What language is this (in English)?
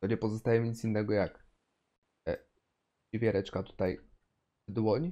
Polish